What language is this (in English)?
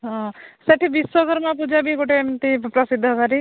Odia